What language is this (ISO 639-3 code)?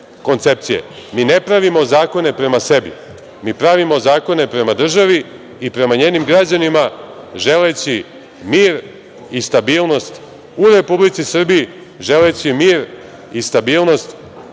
srp